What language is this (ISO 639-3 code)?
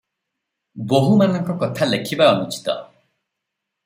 ori